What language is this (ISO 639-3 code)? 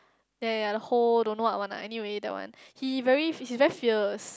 eng